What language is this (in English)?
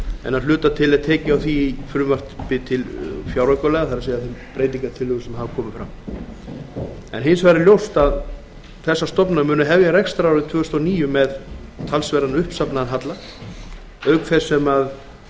Icelandic